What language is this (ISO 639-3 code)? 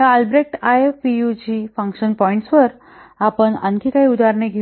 mar